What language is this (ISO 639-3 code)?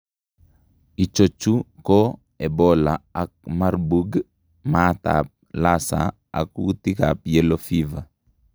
kln